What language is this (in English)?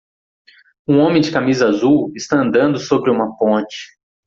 Portuguese